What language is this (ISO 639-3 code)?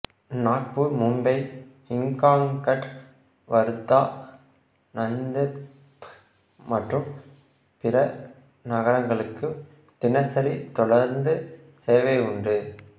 tam